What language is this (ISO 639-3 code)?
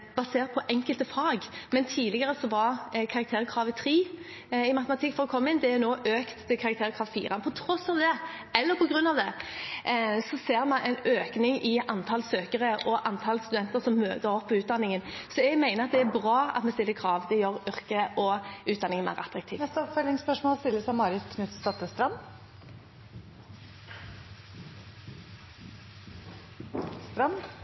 nob